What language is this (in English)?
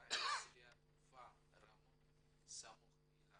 Hebrew